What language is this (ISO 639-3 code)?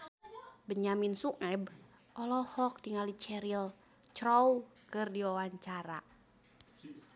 sun